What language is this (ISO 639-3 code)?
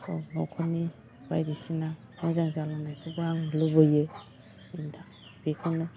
brx